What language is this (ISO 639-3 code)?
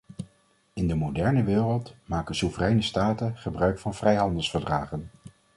nld